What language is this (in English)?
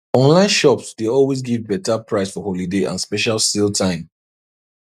Nigerian Pidgin